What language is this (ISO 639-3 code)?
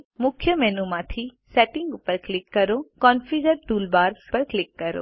guj